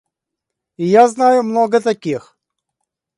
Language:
Russian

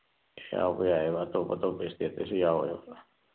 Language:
Manipuri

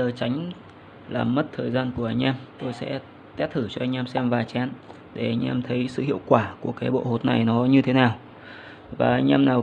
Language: Vietnamese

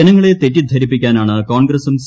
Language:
Malayalam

